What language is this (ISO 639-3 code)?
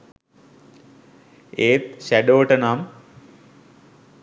sin